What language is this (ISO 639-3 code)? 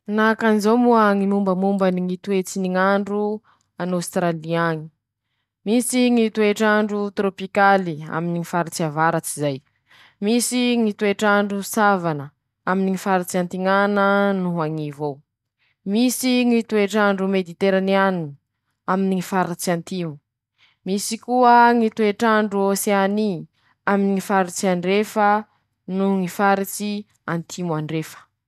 msh